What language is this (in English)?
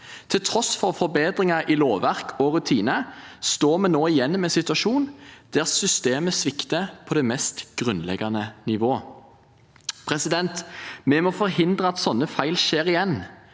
Norwegian